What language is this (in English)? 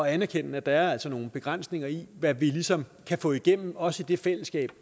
Danish